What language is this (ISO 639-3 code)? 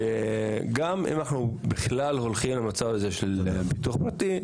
heb